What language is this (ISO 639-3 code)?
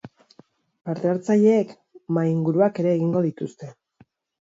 eus